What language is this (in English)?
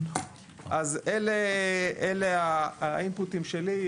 Hebrew